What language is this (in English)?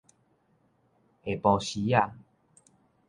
Min Nan Chinese